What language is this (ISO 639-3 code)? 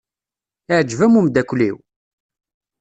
kab